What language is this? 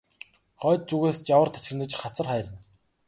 Mongolian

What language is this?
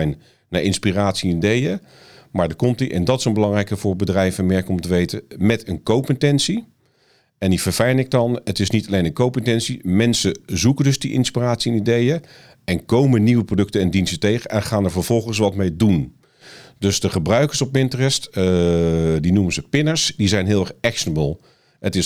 Dutch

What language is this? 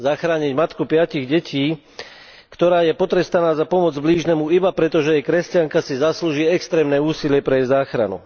Slovak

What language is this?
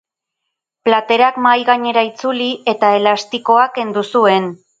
Basque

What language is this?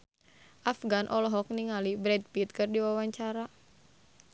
Sundanese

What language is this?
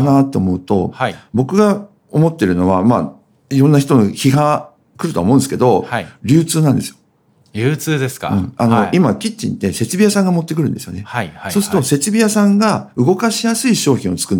Japanese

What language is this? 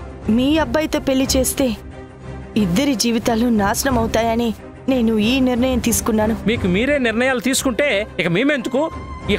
Telugu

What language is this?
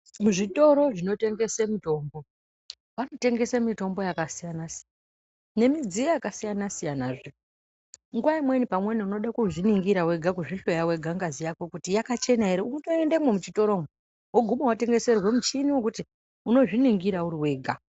Ndau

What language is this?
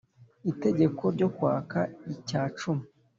Kinyarwanda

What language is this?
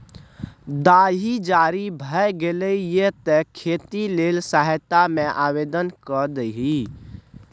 Maithili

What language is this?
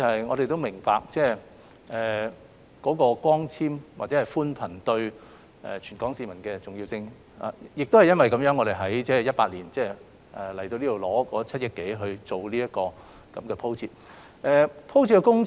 Cantonese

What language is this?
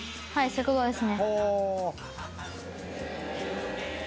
Japanese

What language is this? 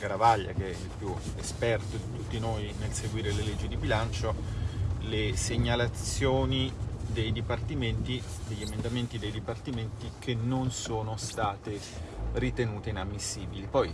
Italian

